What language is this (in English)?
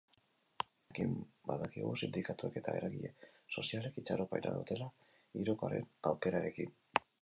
Basque